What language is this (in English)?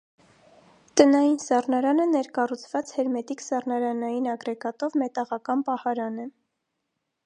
Armenian